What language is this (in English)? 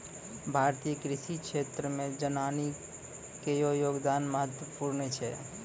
Maithili